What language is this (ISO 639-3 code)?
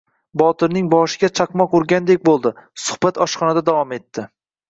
uzb